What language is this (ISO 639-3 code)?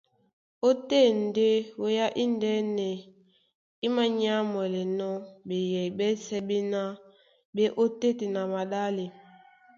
dua